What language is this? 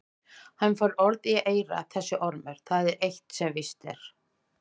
Icelandic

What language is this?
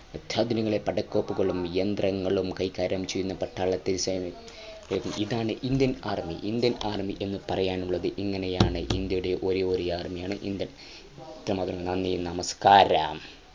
Malayalam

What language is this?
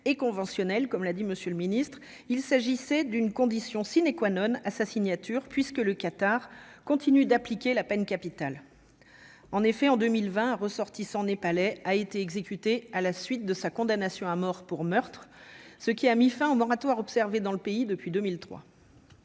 French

